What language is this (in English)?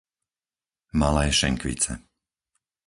Slovak